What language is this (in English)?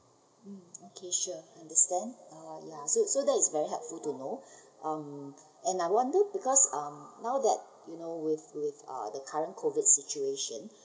English